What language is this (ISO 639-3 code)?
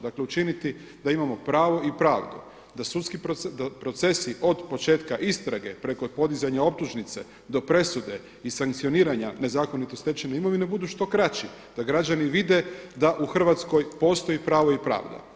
hrv